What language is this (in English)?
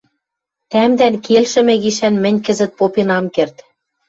Western Mari